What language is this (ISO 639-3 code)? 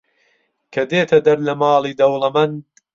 ckb